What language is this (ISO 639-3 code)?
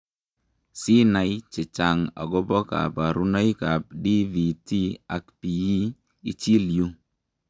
kln